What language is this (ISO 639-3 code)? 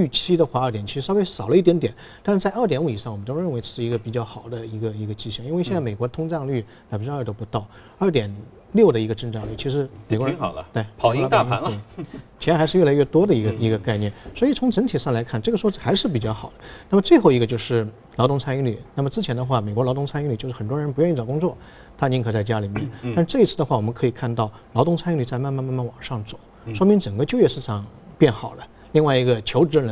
zho